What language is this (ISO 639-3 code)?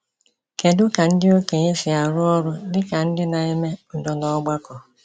ibo